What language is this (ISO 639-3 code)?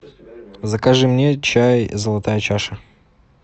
rus